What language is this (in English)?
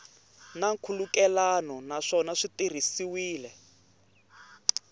Tsonga